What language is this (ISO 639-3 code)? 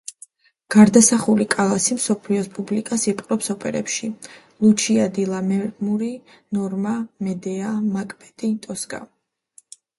kat